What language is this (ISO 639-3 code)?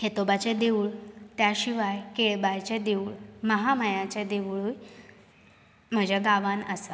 kok